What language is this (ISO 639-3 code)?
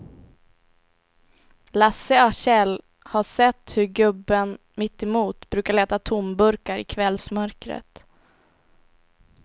swe